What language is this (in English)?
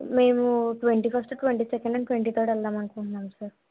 Telugu